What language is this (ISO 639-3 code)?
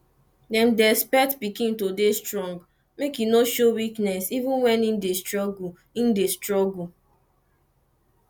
pcm